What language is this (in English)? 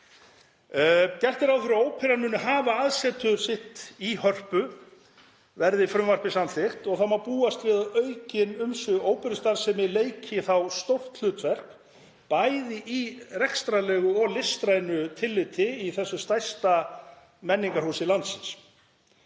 Icelandic